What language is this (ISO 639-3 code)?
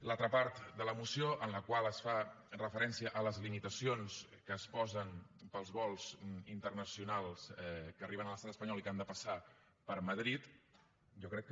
cat